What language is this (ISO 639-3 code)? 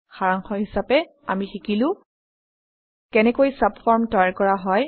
asm